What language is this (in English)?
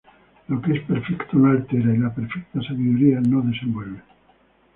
Spanish